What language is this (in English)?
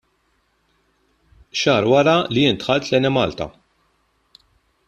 Maltese